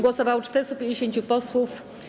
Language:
Polish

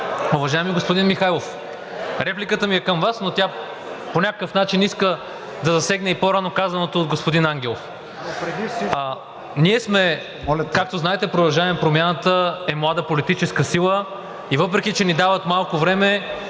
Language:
Bulgarian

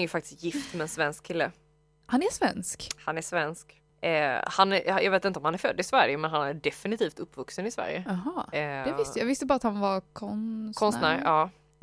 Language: Swedish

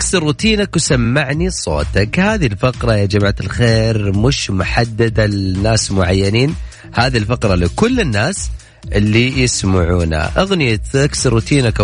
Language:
Arabic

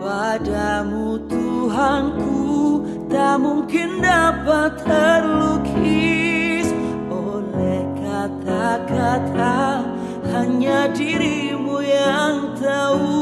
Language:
Indonesian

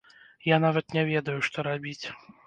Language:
Belarusian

